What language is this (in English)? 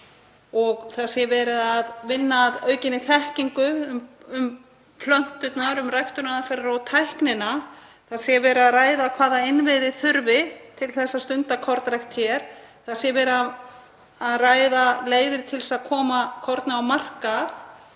Icelandic